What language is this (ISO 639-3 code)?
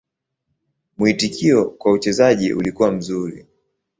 swa